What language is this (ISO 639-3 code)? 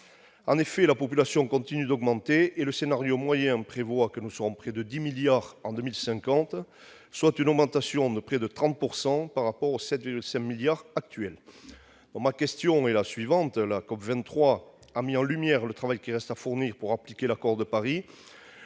fra